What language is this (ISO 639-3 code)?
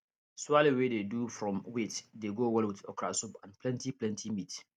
pcm